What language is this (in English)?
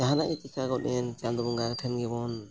Santali